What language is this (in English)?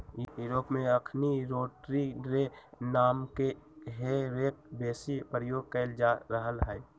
Magahi